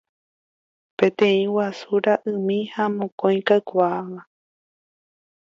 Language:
Guarani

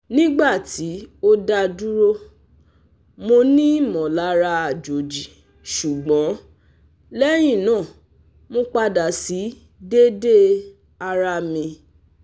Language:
Yoruba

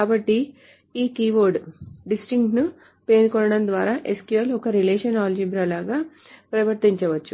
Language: Telugu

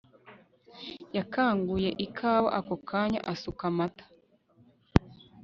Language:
Kinyarwanda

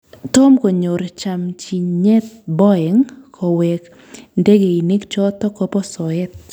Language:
Kalenjin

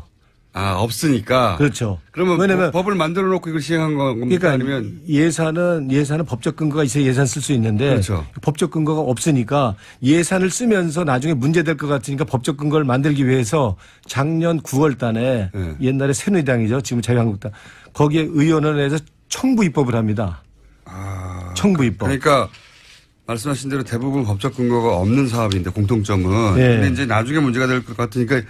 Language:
Korean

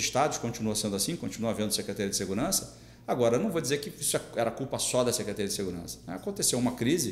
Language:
Portuguese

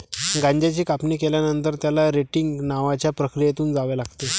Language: Marathi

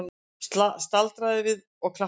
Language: Icelandic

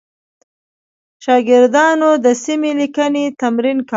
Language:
Pashto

